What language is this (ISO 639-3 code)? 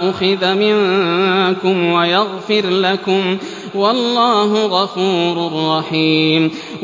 ara